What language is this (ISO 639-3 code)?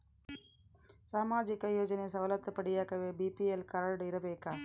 kan